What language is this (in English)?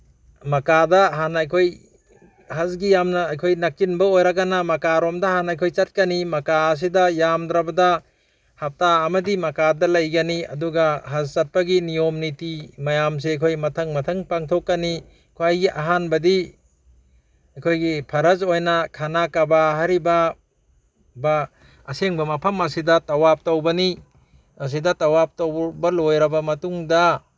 Manipuri